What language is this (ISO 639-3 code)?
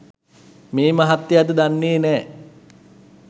sin